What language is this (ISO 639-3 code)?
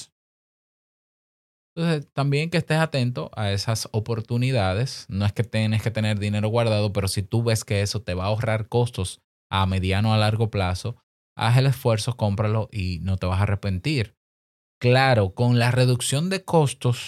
spa